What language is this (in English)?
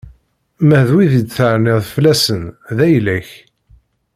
Kabyle